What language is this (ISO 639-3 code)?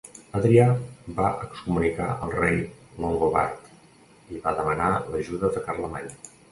cat